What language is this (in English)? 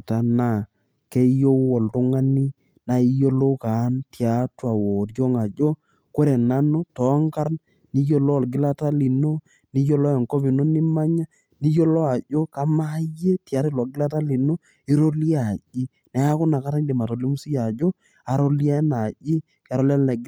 Masai